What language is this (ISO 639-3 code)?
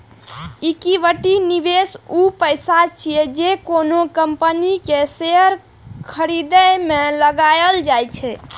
mai